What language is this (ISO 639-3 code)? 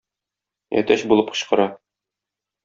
tat